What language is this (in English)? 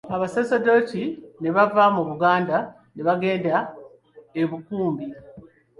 Ganda